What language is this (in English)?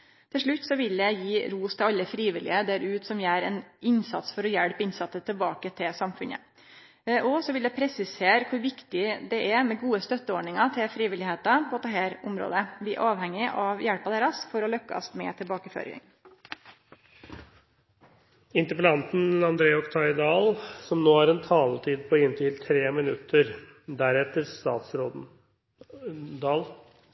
Norwegian Nynorsk